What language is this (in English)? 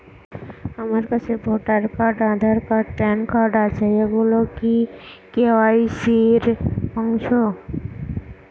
Bangla